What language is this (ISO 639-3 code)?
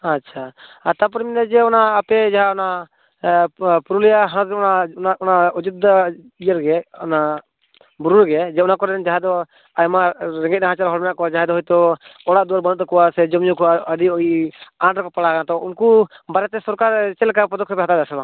sat